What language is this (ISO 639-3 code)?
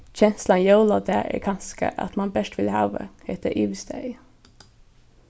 fao